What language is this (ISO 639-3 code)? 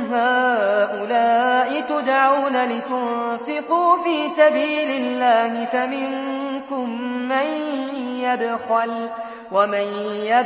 ara